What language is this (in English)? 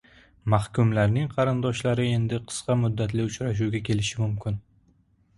Uzbek